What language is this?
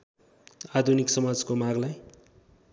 Nepali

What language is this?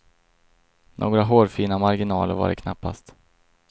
Swedish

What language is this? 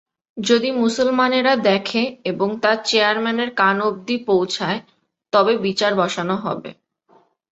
Bangla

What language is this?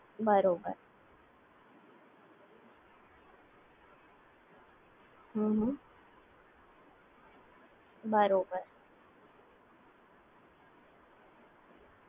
Gujarati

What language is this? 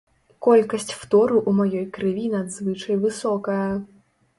Belarusian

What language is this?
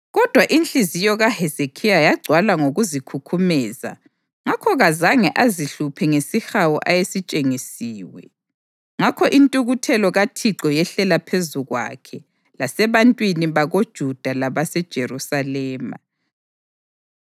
North Ndebele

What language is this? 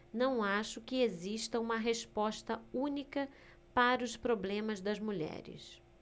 Portuguese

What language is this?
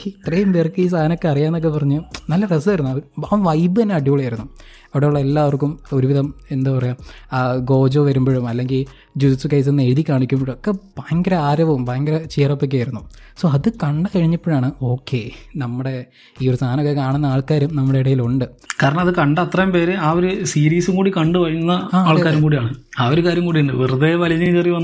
Malayalam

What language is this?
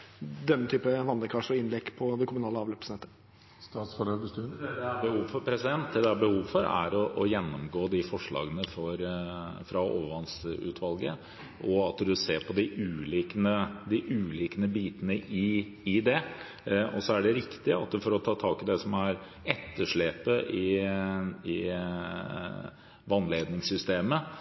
Norwegian Bokmål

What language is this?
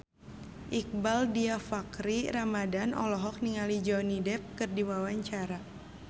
Sundanese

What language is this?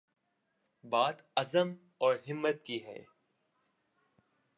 Urdu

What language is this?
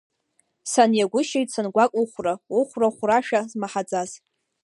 Abkhazian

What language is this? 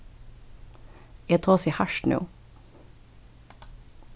Faroese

